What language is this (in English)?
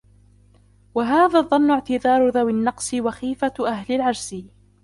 Arabic